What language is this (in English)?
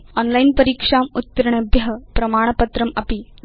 Sanskrit